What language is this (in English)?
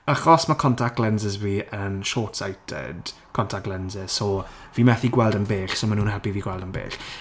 Welsh